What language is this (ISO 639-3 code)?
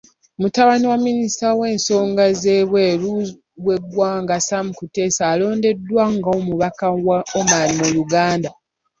lug